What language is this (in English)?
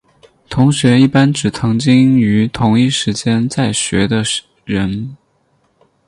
Chinese